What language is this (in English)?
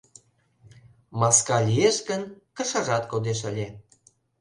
Mari